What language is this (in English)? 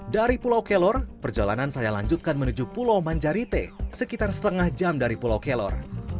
Indonesian